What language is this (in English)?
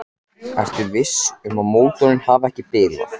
Icelandic